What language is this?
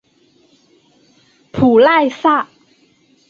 Chinese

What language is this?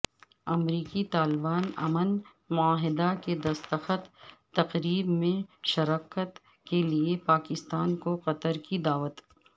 Urdu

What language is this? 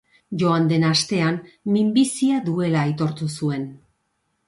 Basque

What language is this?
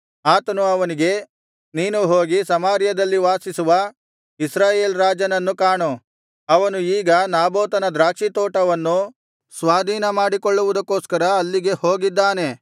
Kannada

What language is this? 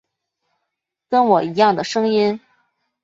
Chinese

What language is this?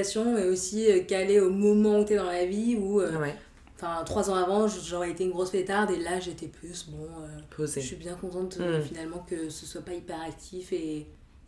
French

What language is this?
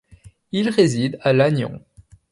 French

